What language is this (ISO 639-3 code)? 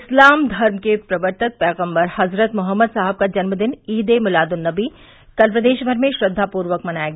hin